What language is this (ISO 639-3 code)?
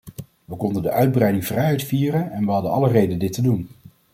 nld